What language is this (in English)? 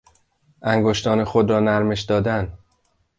Persian